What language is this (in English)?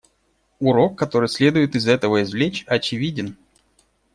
Russian